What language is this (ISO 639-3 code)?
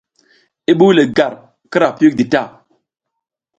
giz